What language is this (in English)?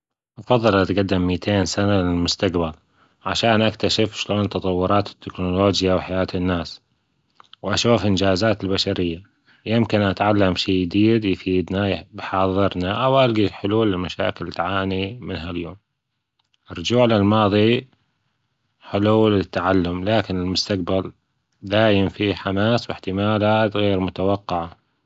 Gulf Arabic